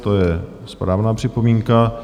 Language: Czech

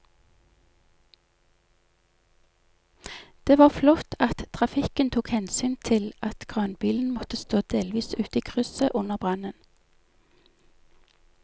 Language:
Norwegian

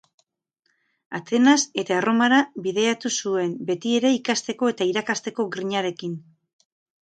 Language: Basque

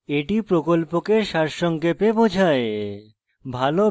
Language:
Bangla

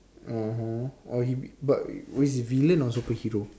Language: English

